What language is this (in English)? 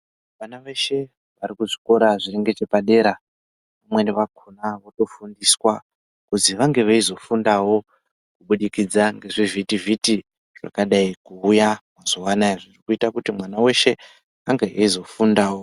Ndau